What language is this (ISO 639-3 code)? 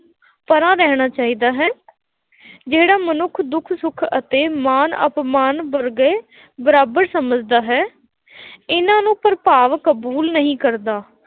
pan